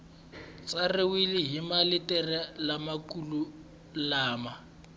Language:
Tsonga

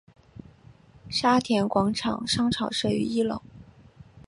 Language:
Chinese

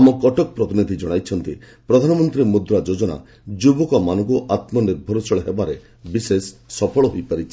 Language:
Odia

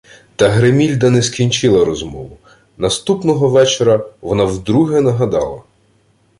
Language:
Ukrainian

